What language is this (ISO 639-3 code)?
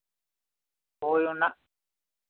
sat